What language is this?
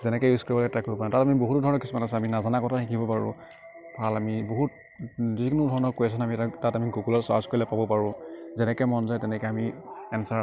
Assamese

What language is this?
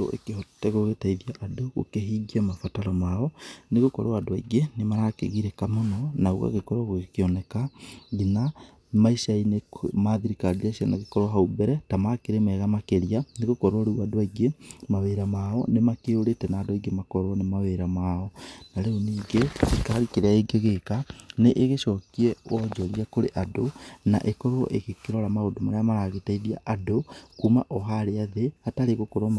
Kikuyu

